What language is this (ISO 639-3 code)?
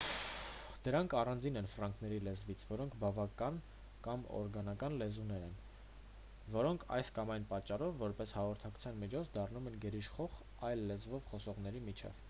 hye